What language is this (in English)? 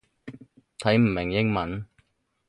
Cantonese